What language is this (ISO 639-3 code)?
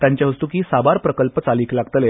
kok